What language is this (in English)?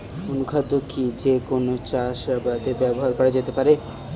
Bangla